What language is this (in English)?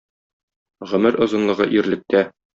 Tatar